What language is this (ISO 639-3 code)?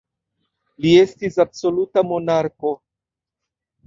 epo